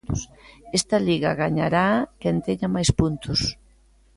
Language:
Galician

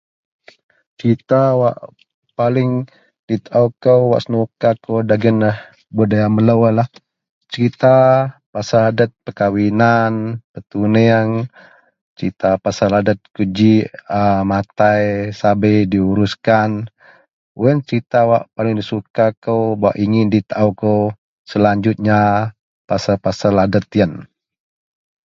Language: Central Melanau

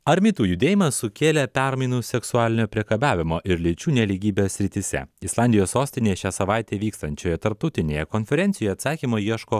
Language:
Lithuanian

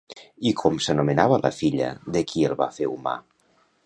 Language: Catalan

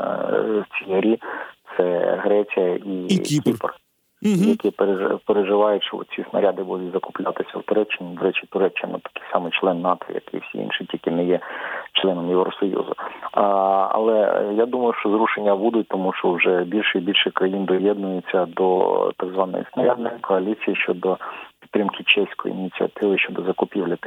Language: Ukrainian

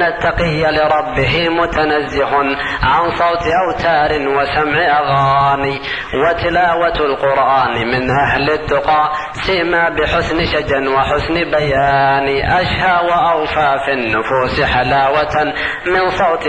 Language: Arabic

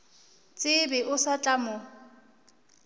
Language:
Northern Sotho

